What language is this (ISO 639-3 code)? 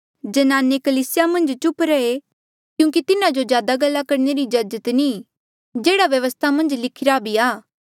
mjl